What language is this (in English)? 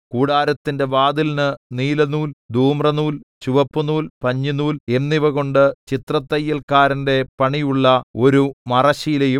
Malayalam